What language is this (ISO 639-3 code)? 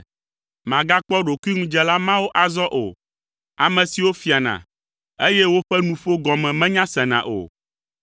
ewe